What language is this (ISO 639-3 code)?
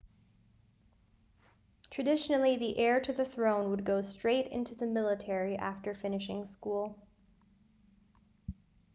eng